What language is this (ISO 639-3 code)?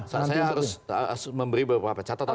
ind